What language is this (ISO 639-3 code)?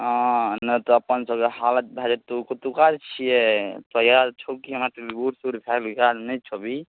mai